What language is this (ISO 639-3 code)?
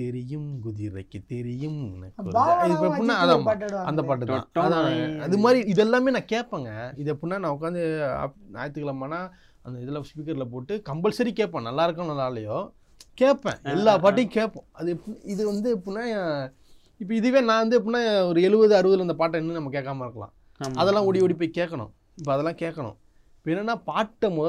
tam